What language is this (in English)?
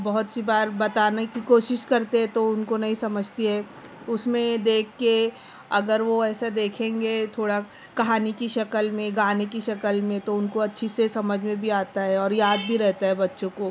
Urdu